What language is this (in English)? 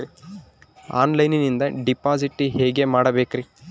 Kannada